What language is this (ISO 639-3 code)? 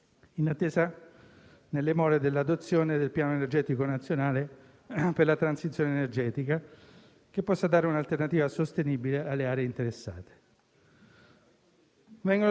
ita